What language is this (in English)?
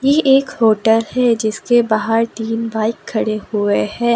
Hindi